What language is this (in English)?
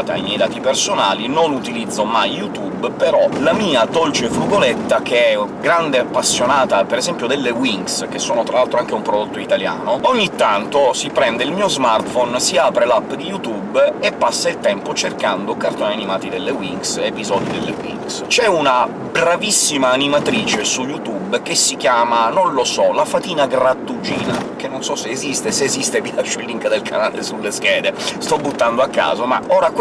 Italian